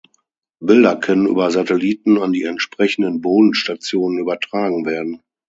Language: German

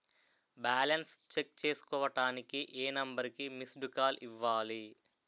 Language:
Telugu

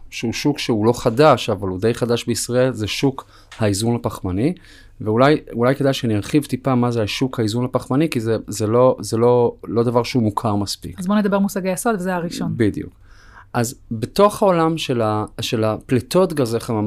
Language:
Hebrew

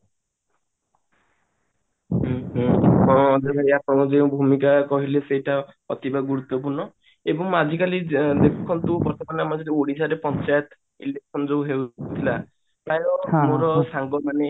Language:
Odia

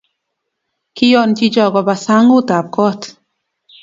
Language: Kalenjin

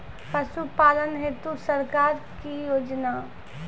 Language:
Maithili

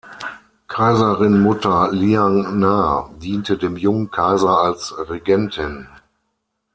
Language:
German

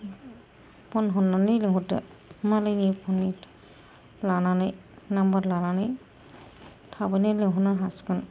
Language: Bodo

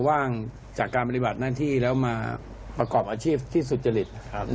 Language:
Thai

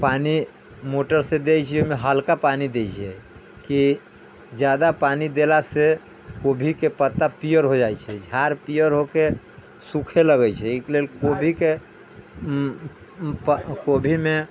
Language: Maithili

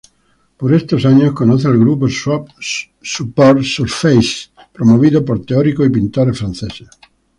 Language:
Spanish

